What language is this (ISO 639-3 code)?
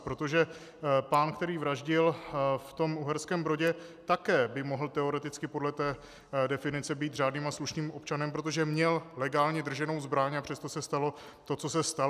ces